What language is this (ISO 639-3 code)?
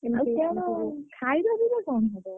ori